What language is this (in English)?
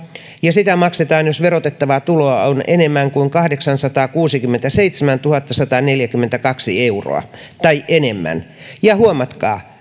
Finnish